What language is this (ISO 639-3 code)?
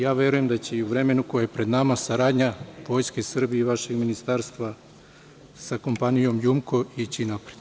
srp